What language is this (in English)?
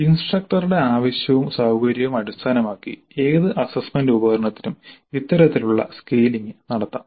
Malayalam